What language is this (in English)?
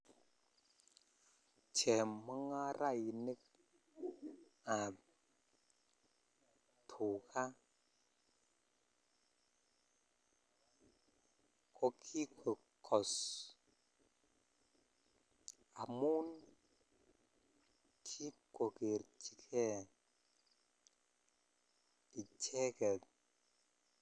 Kalenjin